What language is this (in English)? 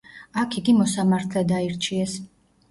Georgian